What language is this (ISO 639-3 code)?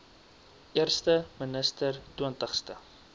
afr